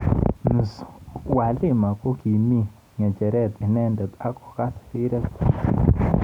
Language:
Kalenjin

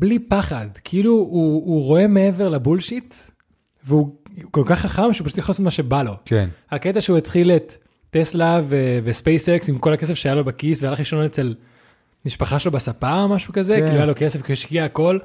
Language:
Hebrew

